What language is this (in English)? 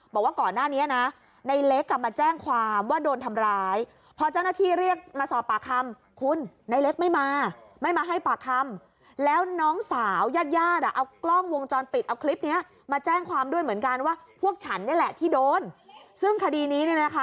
Thai